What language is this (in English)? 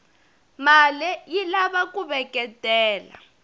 Tsonga